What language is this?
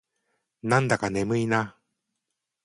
Japanese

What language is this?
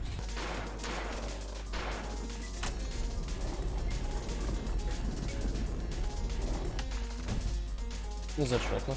Russian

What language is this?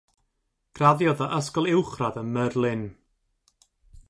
Welsh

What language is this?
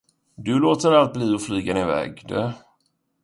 Swedish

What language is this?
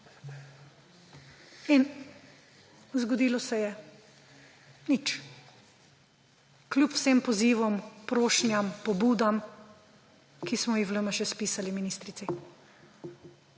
Slovenian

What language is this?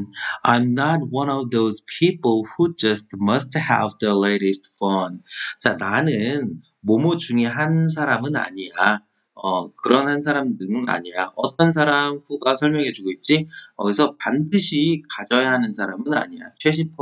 Korean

